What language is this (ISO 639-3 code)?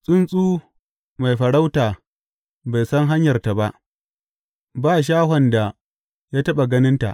hau